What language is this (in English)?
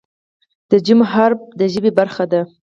Pashto